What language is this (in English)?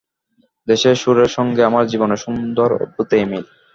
Bangla